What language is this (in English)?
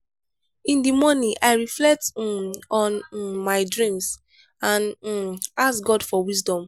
Nigerian Pidgin